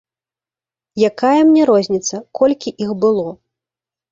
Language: Belarusian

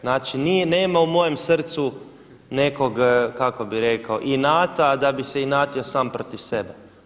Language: Croatian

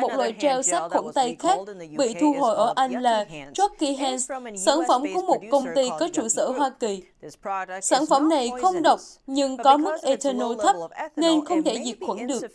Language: Vietnamese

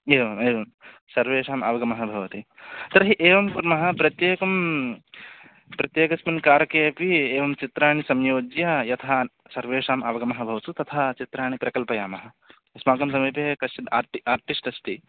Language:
Sanskrit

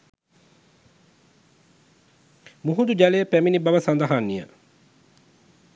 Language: Sinhala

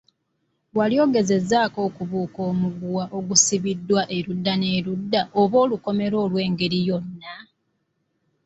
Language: Ganda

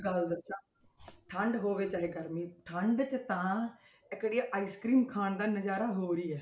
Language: Punjabi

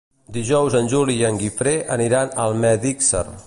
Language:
Catalan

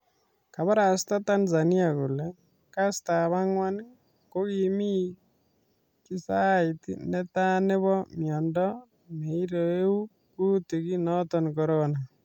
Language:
Kalenjin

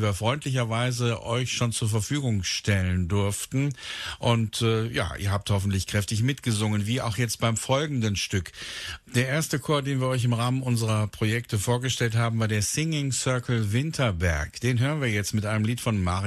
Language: German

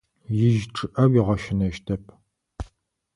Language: Adyghe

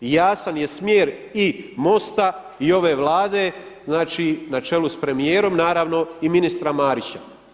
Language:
Croatian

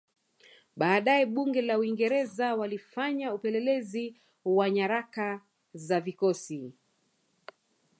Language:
Swahili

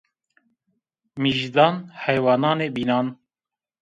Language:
Zaza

